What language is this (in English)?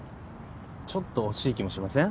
Japanese